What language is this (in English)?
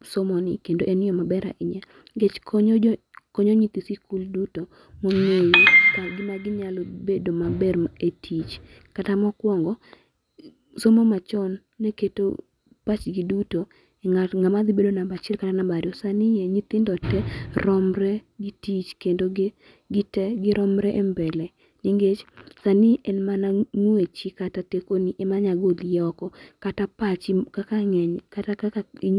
Luo (Kenya and Tanzania)